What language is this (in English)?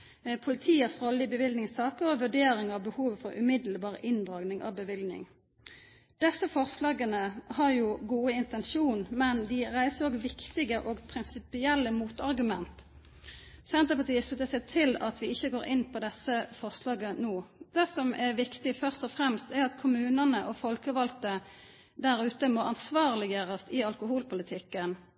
Norwegian Nynorsk